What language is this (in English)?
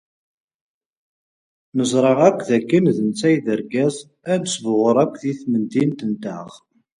Kabyle